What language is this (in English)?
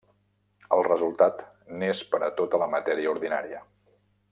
Catalan